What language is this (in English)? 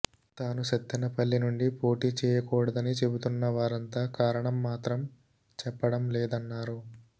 Telugu